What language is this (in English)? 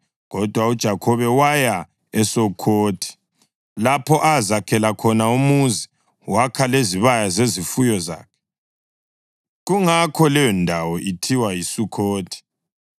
North Ndebele